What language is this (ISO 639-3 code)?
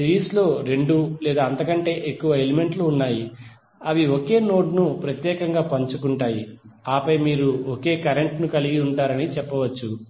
tel